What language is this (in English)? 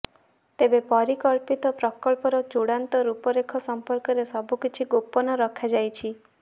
Odia